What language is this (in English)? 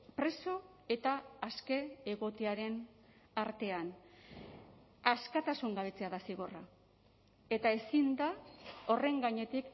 Basque